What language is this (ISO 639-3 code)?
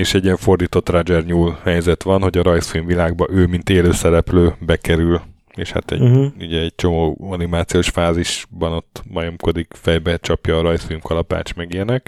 hun